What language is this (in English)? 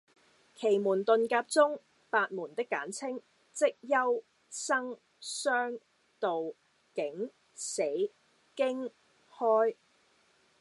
Cantonese